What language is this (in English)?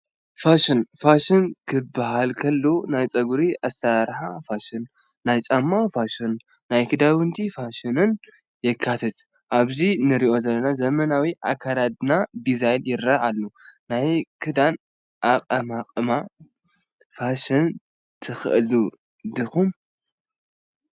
Tigrinya